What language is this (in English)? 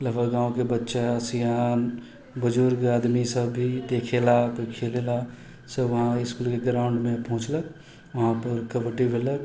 Maithili